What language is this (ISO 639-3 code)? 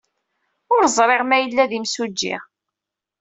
kab